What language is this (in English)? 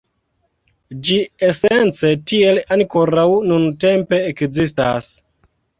Esperanto